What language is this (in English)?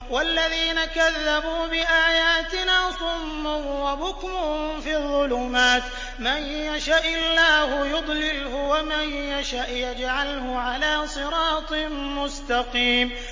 Arabic